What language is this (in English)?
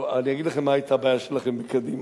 Hebrew